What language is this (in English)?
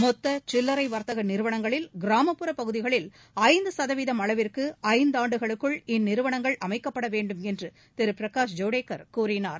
Tamil